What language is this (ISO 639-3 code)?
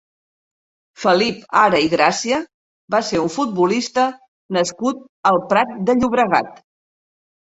cat